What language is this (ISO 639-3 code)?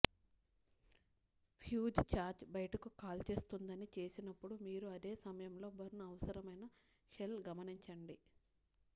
tel